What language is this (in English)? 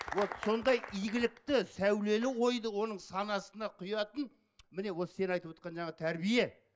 Kazakh